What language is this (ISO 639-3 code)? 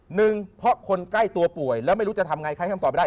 tha